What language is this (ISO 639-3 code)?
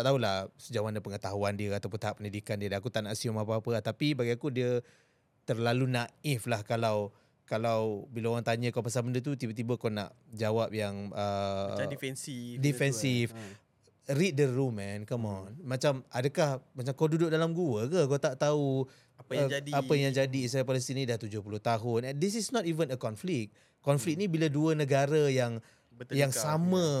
msa